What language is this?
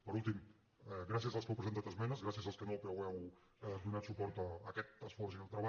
Catalan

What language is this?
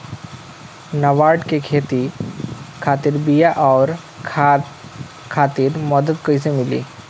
Bhojpuri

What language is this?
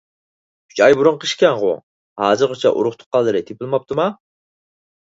Uyghur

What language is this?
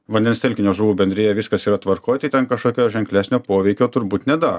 Lithuanian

